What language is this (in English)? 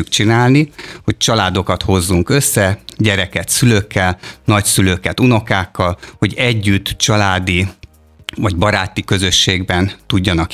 Hungarian